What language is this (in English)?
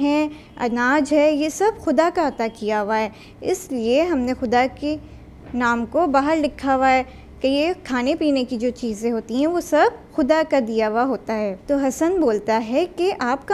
Hindi